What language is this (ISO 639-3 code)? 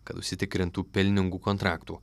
lit